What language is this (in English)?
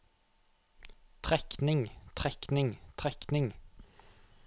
Norwegian